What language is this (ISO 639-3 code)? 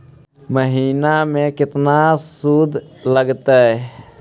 mag